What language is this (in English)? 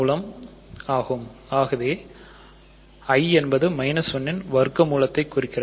Tamil